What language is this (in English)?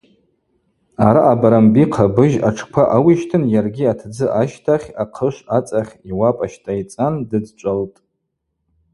Abaza